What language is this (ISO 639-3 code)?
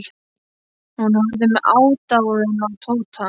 isl